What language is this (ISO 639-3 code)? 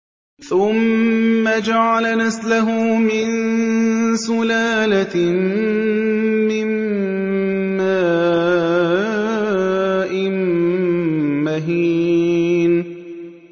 ara